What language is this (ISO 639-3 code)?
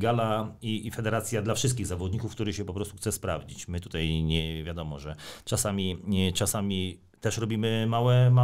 pol